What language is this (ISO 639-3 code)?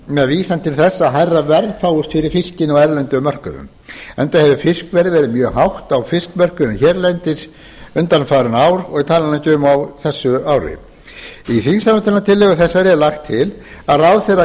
isl